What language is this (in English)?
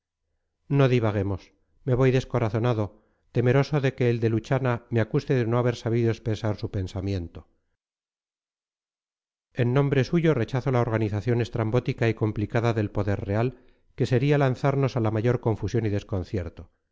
Spanish